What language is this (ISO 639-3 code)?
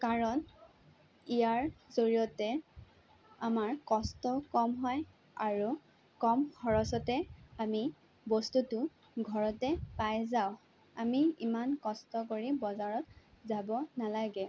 asm